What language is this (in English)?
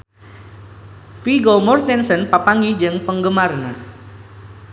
Sundanese